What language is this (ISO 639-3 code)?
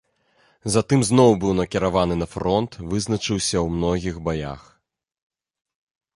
bel